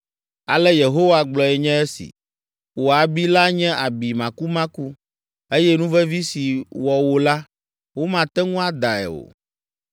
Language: Ewe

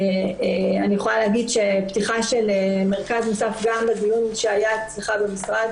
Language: Hebrew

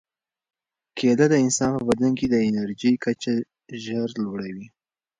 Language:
Pashto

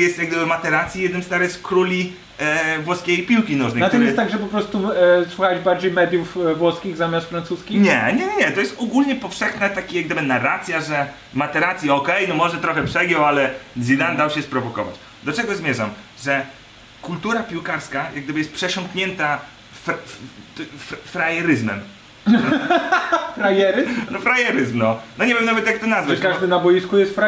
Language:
Polish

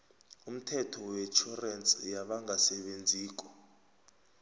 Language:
South Ndebele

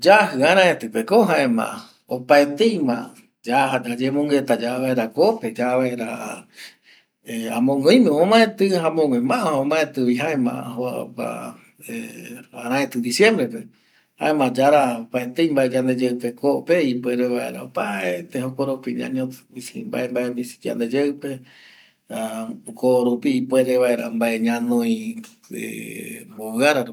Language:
Eastern Bolivian Guaraní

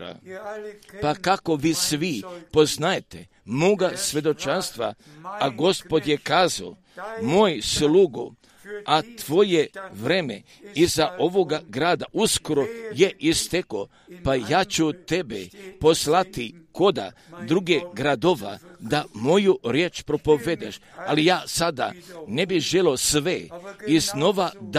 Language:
Croatian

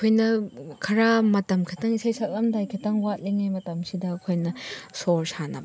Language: Manipuri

